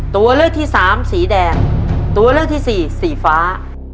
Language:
Thai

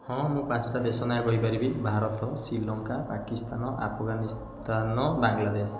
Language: Odia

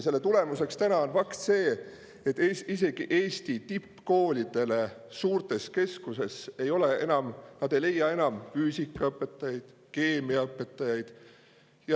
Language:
Estonian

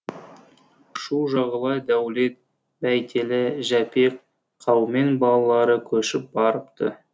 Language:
Kazakh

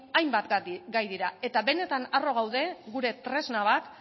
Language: Basque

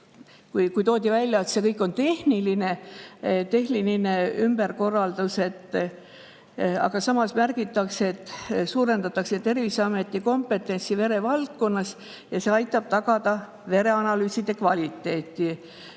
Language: Estonian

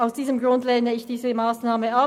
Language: Swiss German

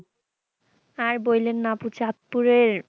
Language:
Bangla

